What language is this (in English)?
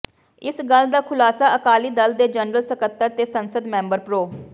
Punjabi